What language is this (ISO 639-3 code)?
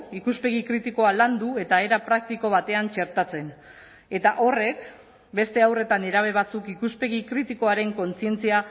eus